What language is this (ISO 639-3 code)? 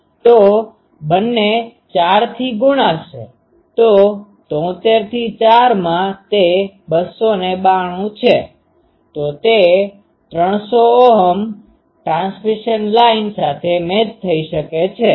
guj